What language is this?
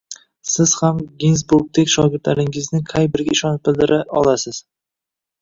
Uzbek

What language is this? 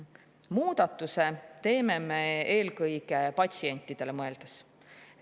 Estonian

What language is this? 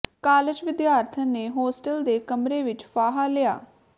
Punjabi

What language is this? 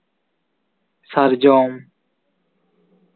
Santali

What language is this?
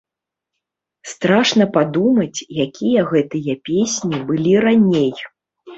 Belarusian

